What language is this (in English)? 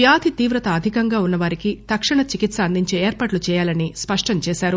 Telugu